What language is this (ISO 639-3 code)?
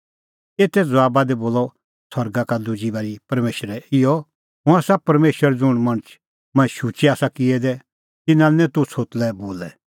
kfx